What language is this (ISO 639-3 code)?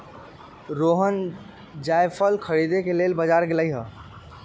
mag